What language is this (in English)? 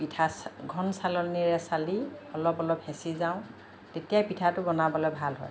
Assamese